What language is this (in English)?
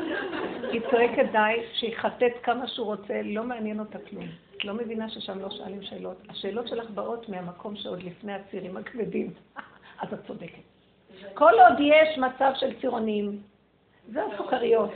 Hebrew